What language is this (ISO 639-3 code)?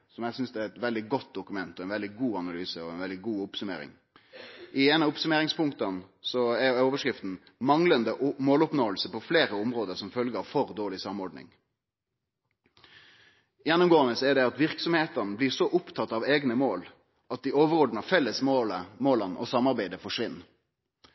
nno